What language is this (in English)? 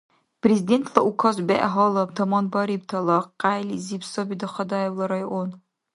Dargwa